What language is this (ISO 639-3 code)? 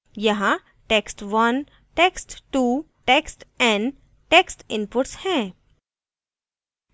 hin